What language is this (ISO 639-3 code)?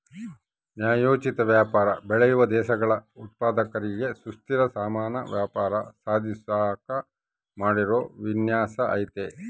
kan